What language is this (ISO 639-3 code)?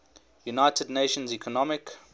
eng